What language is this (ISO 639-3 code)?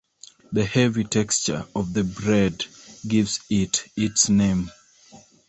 eng